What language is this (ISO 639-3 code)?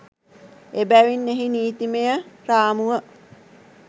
sin